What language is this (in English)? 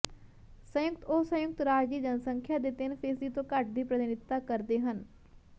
Punjabi